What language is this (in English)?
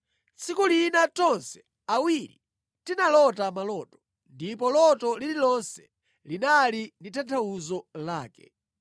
Nyanja